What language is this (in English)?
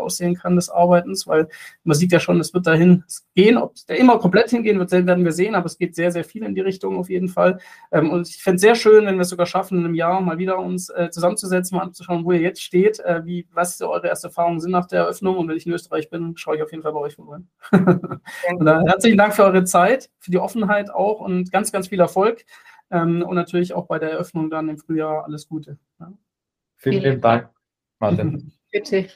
German